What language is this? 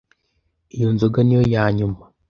Kinyarwanda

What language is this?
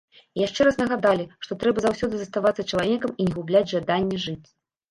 Belarusian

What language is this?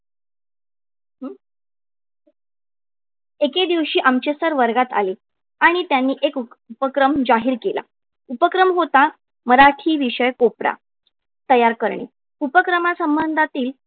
Marathi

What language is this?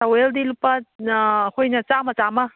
Manipuri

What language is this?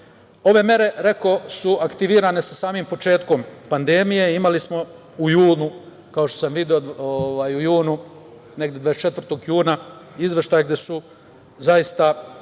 Serbian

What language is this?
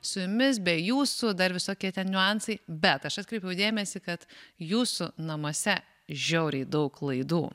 Lithuanian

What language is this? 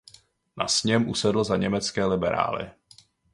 Czech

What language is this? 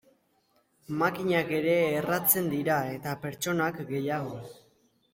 Basque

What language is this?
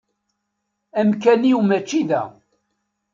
Kabyle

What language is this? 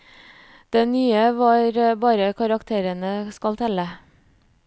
Norwegian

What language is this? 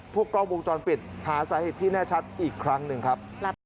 Thai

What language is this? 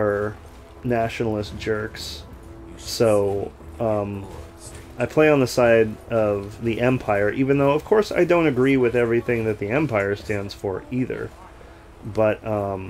English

